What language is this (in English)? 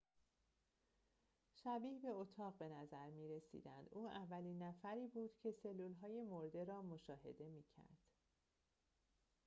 Persian